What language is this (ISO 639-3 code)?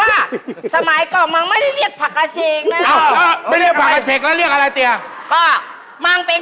tha